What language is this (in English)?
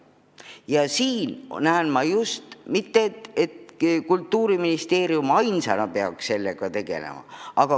Estonian